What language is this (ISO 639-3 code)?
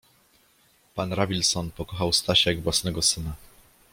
pol